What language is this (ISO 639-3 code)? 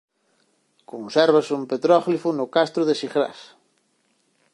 glg